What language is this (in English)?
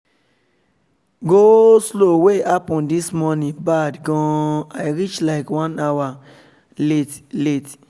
Nigerian Pidgin